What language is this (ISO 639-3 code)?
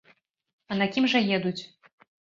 bel